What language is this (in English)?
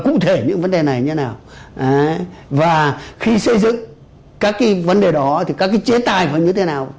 Vietnamese